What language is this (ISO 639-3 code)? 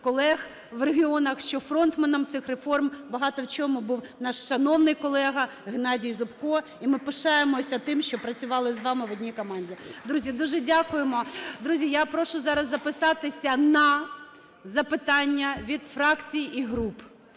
ukr